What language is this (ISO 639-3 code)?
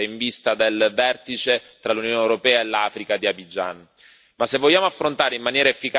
ita